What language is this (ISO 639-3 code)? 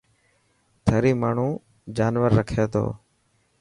mki